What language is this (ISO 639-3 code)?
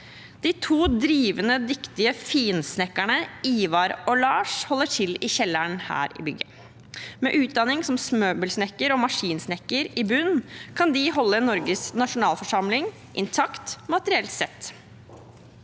nor